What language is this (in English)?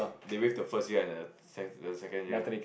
English